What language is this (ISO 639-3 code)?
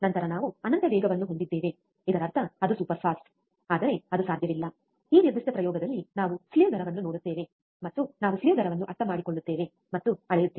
kan